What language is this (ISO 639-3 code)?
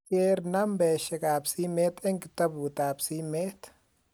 kln